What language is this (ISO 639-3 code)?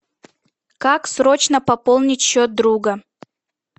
rus